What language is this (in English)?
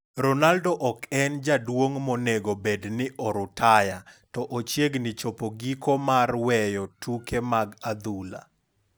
Luo (Kenya and Tanzania)